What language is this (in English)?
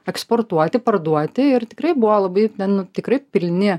Lithuanian